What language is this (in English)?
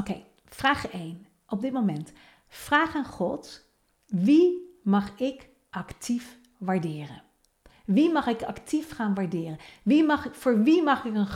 Dutch